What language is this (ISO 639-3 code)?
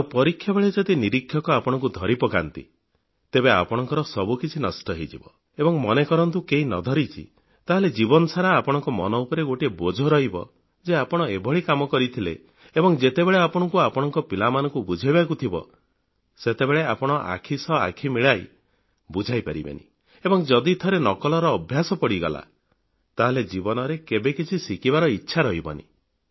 ori